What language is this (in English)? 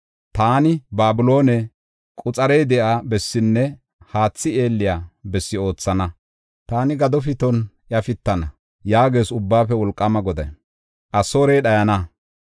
Gofa